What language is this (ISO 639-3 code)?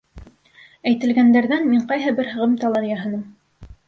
bak